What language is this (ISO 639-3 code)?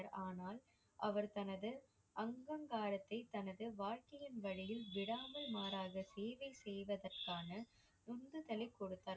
tam